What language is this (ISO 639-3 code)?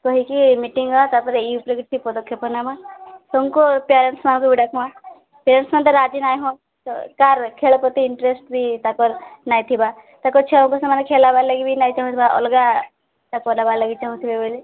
ori